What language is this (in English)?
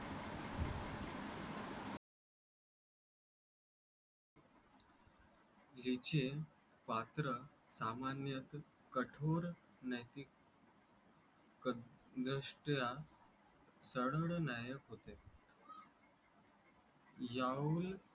Marathi